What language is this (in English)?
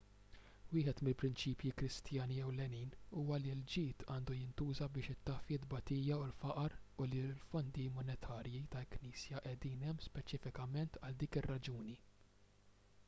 Maltese